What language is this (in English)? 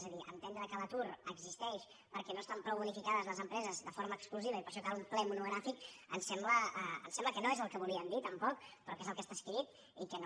Catalan